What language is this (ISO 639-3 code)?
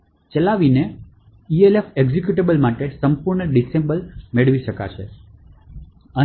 guj